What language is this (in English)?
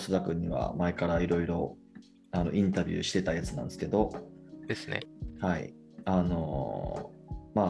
Japanese